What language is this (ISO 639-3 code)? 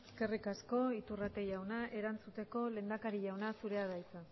eus